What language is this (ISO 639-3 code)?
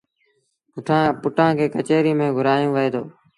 sbn